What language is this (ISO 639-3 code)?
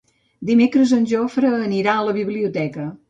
cat